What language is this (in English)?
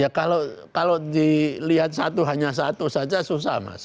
Indonesian